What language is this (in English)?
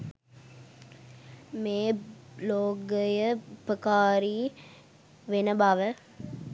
Sinhala